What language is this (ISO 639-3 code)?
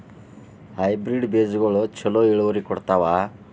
kan